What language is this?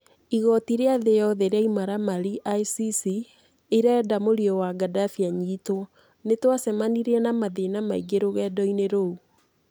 Kikuyu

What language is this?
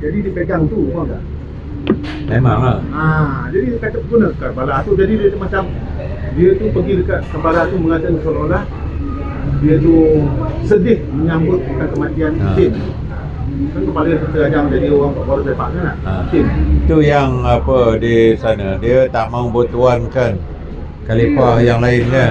Malay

